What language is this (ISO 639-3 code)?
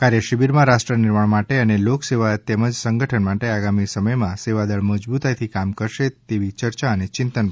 guj